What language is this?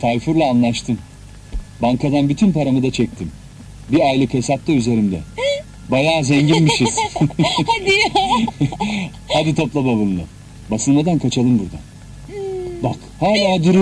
Turkish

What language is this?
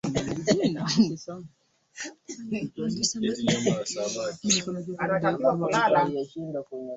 Swahili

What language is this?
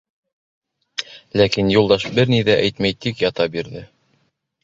Bashkir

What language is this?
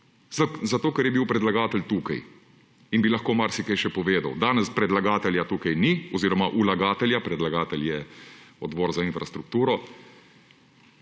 Slovenian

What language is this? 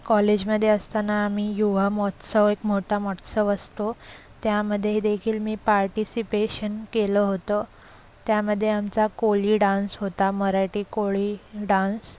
Marathi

